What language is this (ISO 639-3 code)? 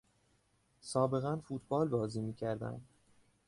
fas